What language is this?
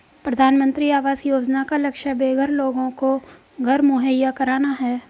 Hindi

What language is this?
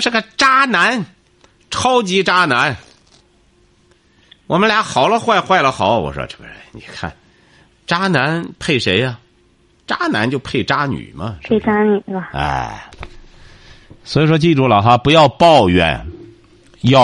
Chinese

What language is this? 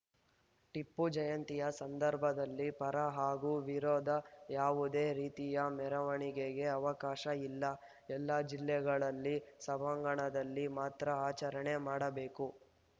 Kannada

